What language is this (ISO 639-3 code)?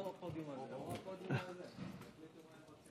heb